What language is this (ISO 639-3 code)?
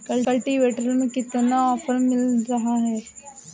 hin